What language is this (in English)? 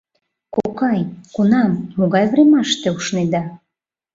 Mari